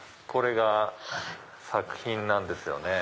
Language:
Japanese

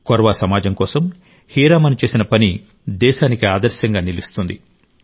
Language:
Telugu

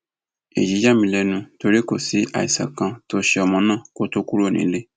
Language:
Yoruba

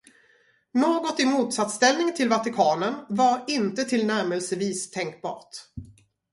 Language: Swedish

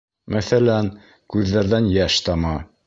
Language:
Bashkir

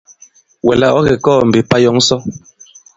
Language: Bankon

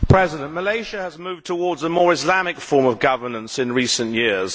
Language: English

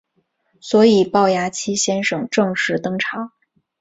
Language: Chinese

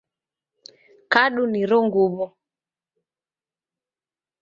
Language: Taita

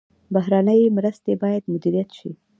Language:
Pashto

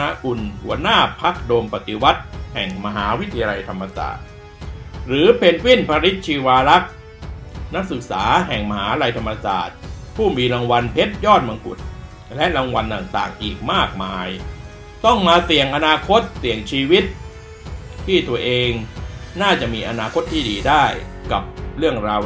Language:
Thai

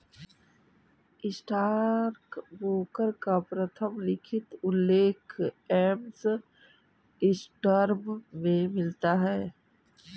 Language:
Hindi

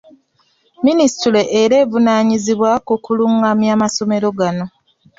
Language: Ganda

